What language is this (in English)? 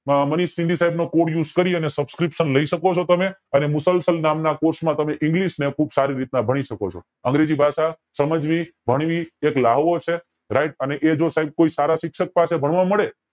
Gujarati